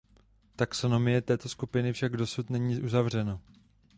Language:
Czech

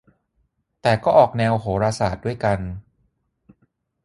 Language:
Thai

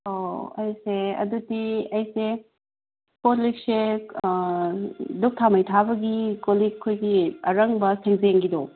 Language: Manipuri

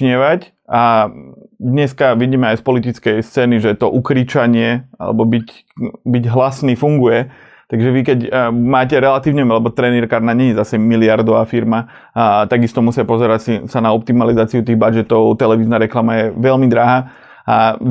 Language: Slovak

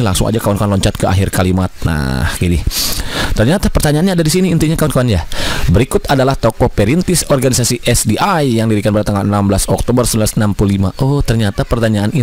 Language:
Indonesian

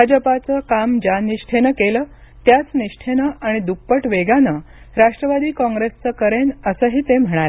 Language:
Marathi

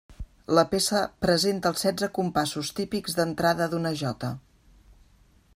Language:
Catalan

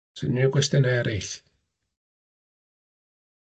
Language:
Welsh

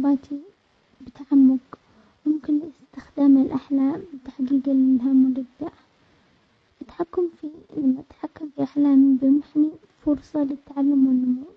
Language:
Omani Arabic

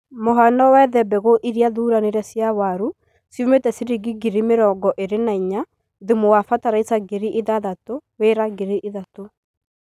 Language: Kikuyu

